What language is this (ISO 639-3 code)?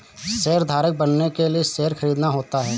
hin